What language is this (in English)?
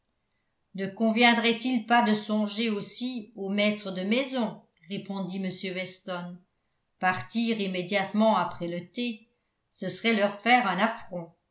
French